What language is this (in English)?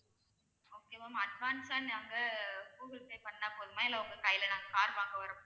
Tamil